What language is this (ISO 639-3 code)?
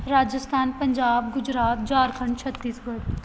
pan